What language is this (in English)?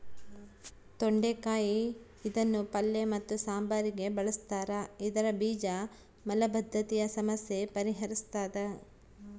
Kannada